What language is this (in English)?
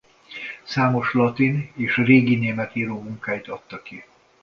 Hungarian